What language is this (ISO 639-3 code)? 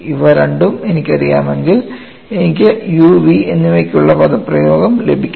mal